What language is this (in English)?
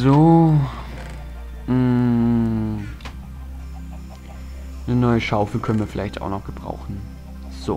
German